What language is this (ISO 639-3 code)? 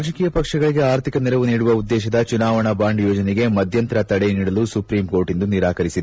kan